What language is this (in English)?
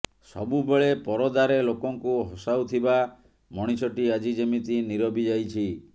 Odia